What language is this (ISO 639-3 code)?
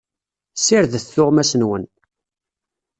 kab